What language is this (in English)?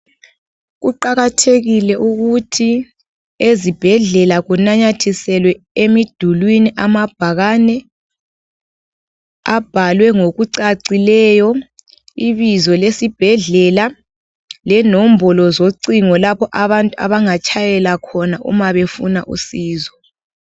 North Ndebele